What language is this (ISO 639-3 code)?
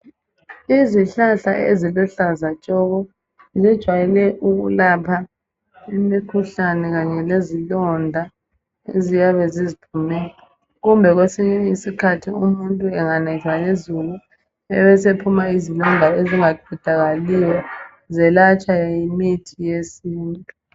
nde